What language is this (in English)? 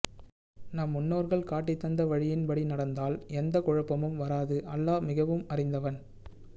Tamil